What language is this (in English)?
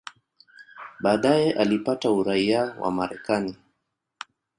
Swahili